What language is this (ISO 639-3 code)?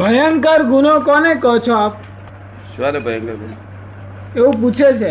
guj